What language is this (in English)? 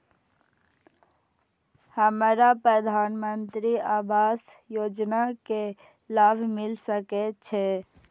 Maithili